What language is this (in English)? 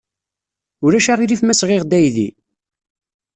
Kabyle